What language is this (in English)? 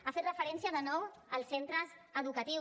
Catalan